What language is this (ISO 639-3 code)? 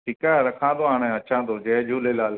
snd